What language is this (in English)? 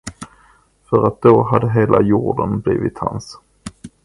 Swedish